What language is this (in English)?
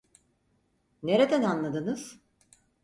Turkish